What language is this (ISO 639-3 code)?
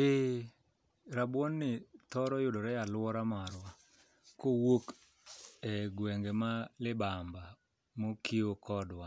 luo